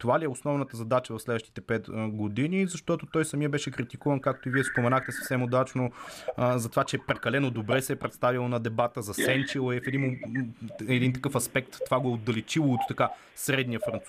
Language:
Bulgarian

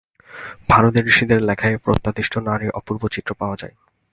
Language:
Bangla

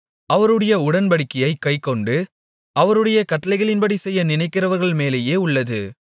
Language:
Tamil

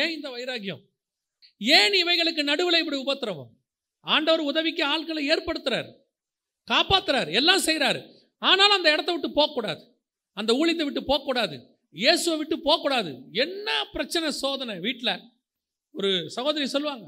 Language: Tamil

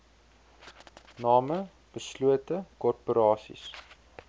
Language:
Afrikaans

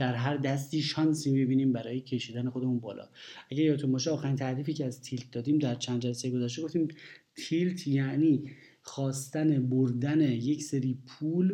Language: Persian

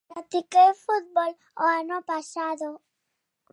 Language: Galician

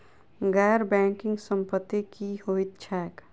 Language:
Maithili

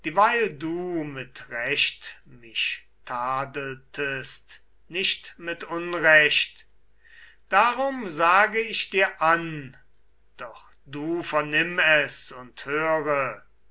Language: German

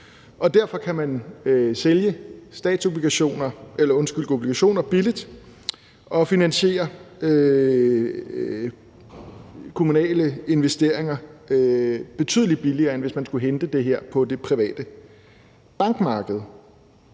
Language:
Danish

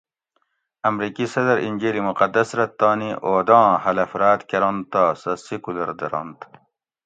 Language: Gawri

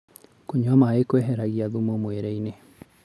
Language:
Kikuyu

